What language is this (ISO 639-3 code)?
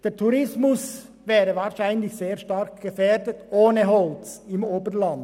gsw